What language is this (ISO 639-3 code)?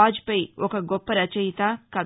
tel